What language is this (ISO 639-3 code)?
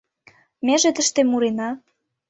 chm